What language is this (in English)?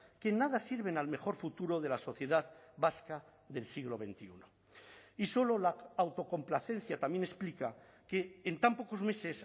Spanish